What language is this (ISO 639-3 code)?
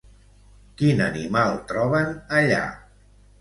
cat